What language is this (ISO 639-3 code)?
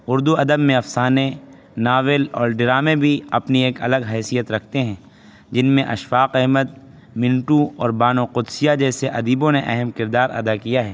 urd